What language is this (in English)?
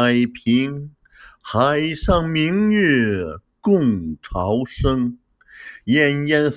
Chinese